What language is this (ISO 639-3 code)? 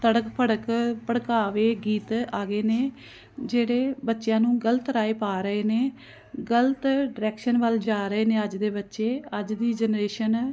pan